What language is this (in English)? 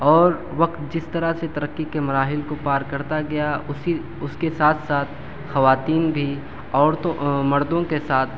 Urdu